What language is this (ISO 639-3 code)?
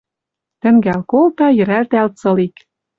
mrj